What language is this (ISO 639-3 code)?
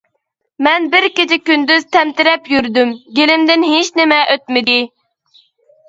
uig